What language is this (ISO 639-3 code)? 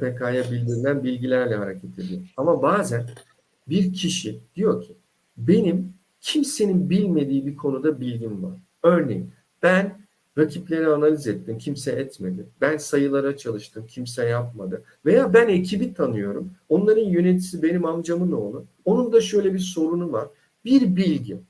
tur